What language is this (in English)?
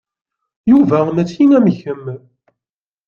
Kabyle